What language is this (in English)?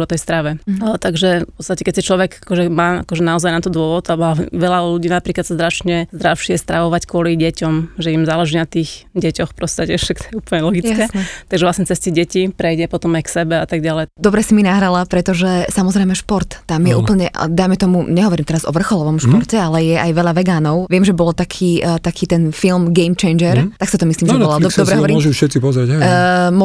Slovak